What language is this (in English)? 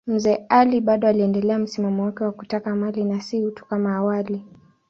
Swahili